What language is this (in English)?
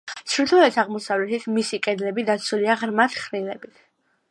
Georgian